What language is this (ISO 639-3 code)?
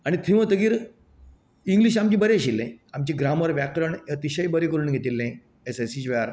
kok